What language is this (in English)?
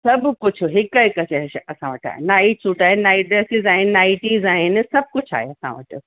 Sindhi